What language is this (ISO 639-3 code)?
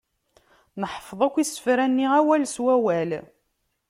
kab